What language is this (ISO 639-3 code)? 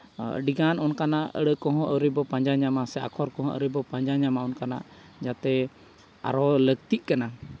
sat